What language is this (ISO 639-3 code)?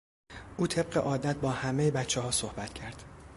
fas